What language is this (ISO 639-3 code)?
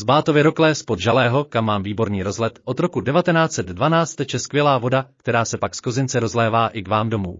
ces